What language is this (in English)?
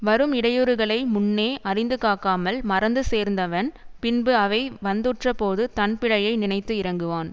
Tamil